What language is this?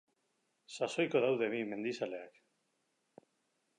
Basque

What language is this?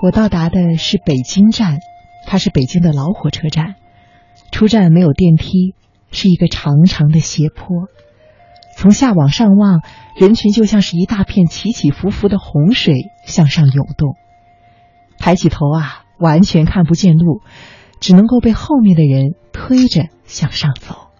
Chinese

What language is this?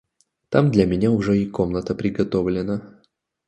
Russian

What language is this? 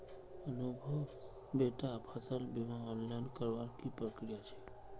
Magahi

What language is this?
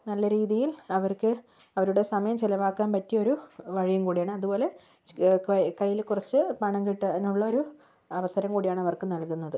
Malayalam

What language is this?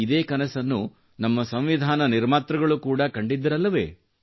Kannada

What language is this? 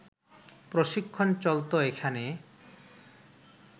Bangla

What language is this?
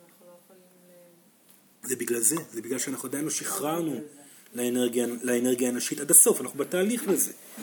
Hebrew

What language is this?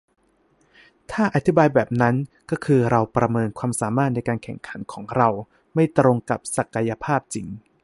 Thai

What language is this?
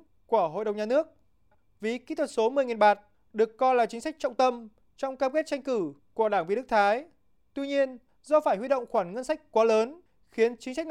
Vietnamese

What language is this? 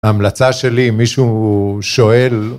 Hebrew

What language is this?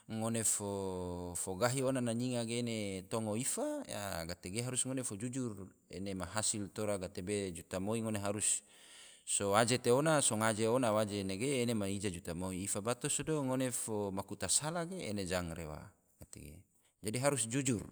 Tidore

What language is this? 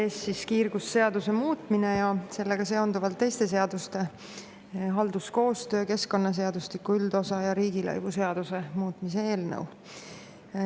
Estonian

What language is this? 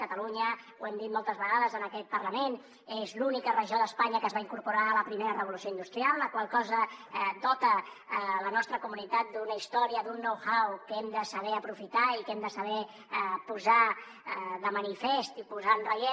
Catalan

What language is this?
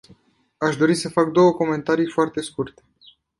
Romanian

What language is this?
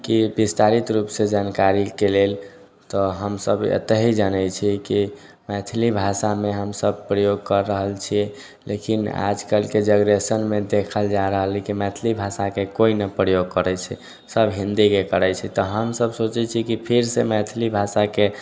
Maithili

